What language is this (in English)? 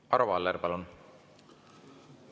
Estonian